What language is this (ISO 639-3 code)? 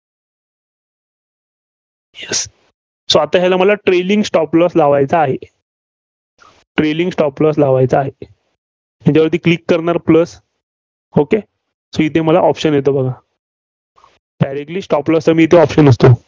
mar